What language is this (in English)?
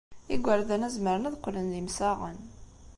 Kabyle